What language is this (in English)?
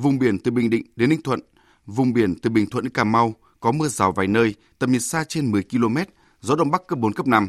Vietnamese